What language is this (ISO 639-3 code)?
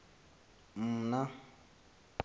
xho